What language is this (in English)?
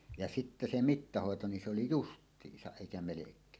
Finnish